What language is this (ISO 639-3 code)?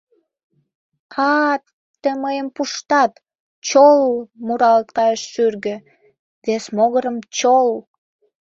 chm